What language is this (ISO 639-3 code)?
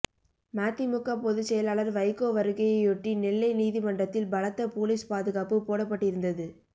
tam